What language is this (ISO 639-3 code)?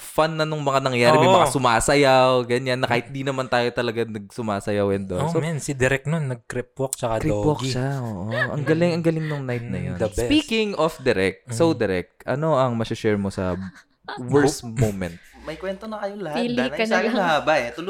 fil